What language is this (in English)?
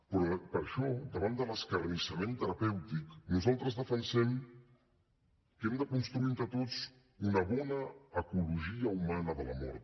Catalan